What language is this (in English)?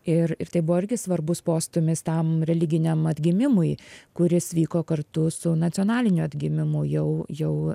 Lithuanian